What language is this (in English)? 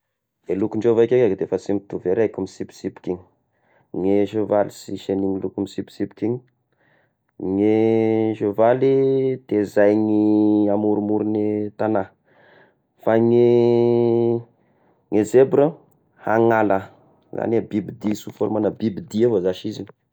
Tesaka Malagasy